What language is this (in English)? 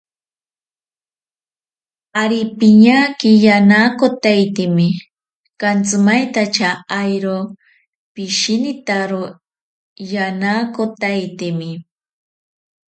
Ashéninka Perené